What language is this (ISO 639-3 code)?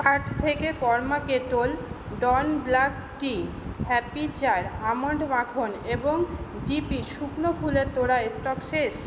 ben